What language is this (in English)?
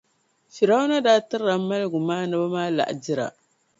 Dagbani